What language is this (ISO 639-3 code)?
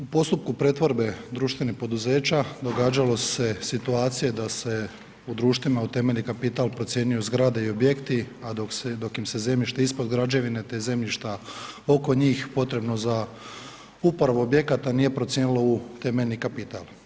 hrv